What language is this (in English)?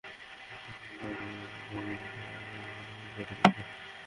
Bangla